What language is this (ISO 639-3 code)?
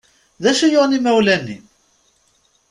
kab